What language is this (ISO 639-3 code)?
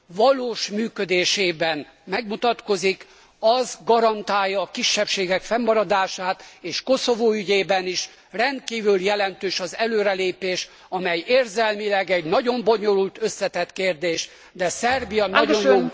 hun